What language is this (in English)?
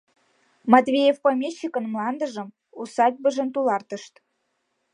Mari